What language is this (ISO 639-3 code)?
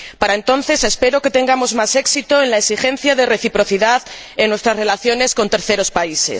spa